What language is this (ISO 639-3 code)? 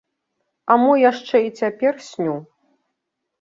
bel